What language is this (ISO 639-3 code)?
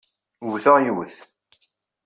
kab